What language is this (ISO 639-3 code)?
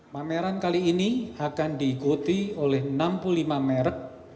ind